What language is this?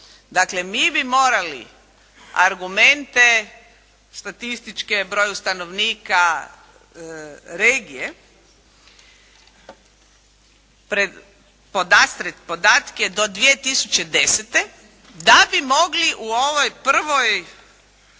Croatian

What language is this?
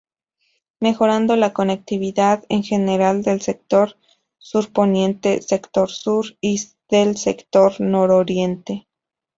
Spanish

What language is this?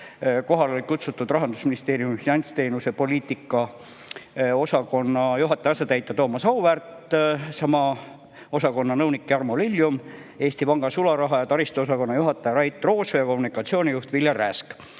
Estonian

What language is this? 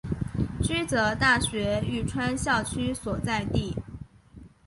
Chinese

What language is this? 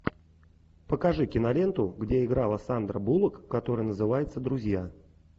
Russian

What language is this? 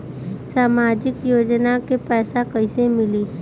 Bhojpuri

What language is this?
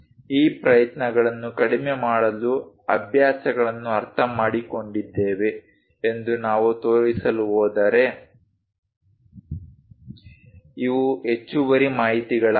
Kannada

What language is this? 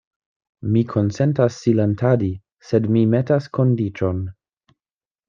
Esperanto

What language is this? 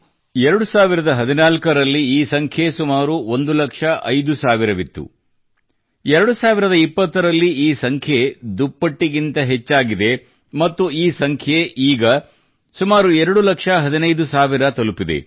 Kannada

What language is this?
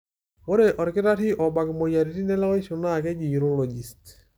Masai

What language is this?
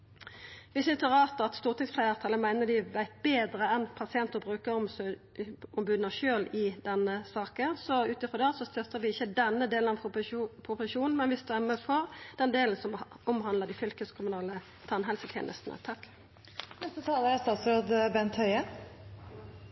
Norwegian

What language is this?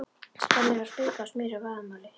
Icelandic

